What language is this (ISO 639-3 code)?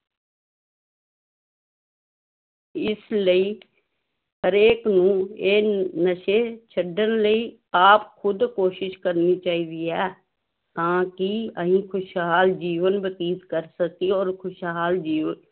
pan